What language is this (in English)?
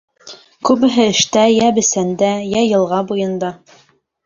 Bashkir